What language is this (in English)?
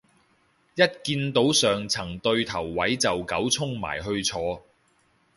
Cantonese